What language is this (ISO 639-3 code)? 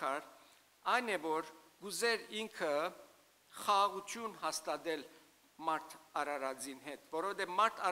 tur